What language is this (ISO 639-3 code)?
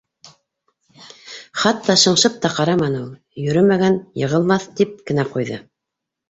bak